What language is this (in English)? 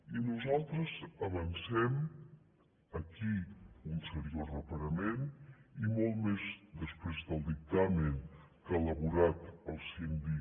Catalan